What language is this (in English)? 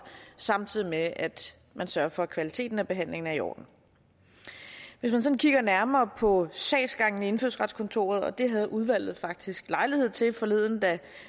Danish